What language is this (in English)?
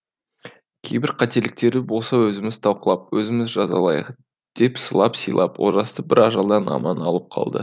Kazakh